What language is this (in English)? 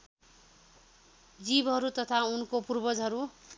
Nepali